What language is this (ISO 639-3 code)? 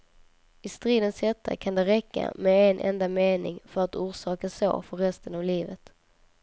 swe